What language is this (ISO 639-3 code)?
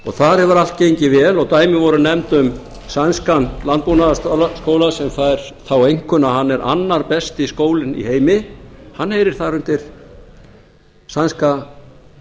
isl